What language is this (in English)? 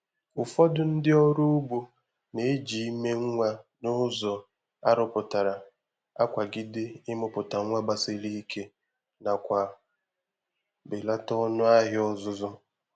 Igbo